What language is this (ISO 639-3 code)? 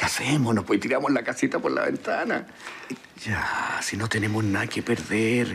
spa